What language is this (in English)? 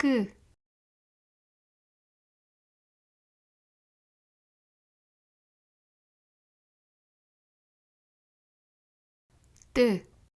French